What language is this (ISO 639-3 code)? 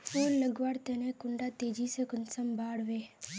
mag